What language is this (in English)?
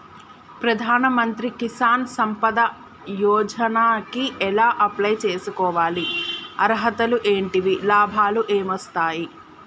Telugu